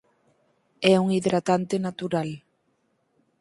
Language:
Galician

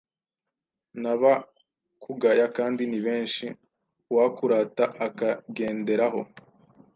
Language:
Kinyarwanda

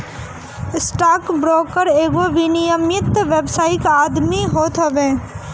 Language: Bhojpuri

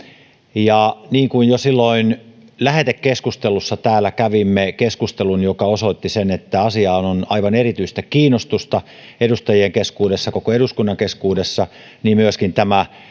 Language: Finnish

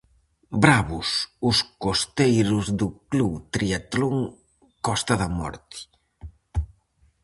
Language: Galician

